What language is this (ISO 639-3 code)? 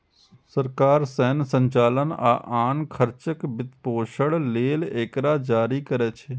mai